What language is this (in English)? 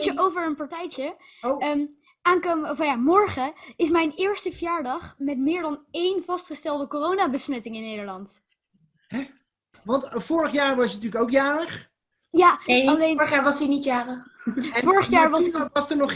Dutch